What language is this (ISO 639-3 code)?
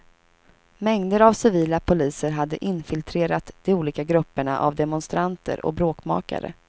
swe